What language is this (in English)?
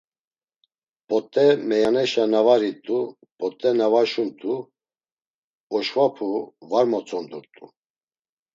Laz